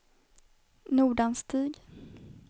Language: Swedish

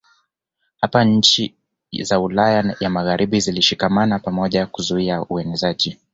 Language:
Swahili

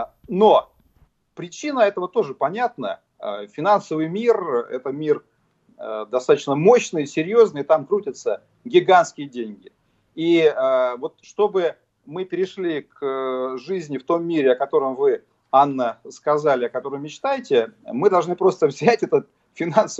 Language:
Russian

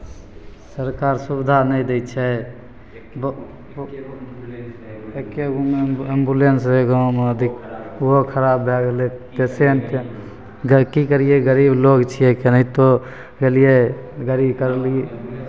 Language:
Maithili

